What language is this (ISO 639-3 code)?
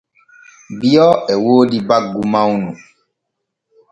fue